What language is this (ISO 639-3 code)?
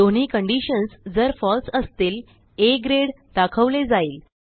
mar